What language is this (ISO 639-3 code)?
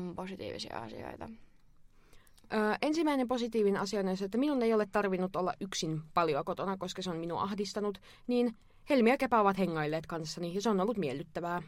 fin